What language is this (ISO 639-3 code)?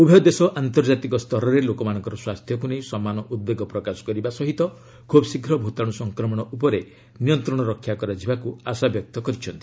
ori